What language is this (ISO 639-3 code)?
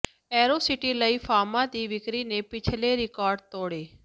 pan